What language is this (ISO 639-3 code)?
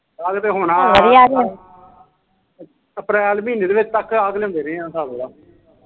pan